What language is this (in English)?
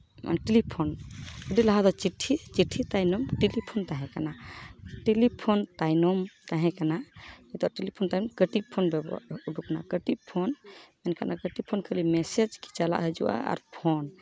Santali